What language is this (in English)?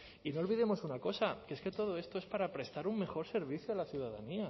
Spanish